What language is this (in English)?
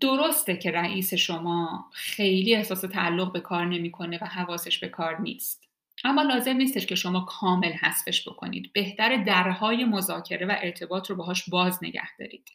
Persian